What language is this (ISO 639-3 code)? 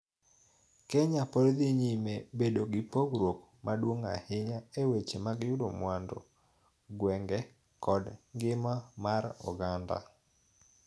luo